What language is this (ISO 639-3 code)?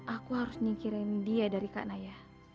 ind